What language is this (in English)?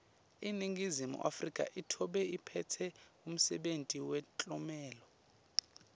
Swati